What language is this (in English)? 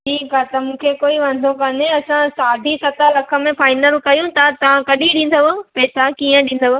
Sindhi